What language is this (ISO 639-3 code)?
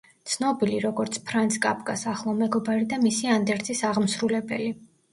kat